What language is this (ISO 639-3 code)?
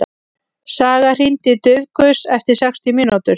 isl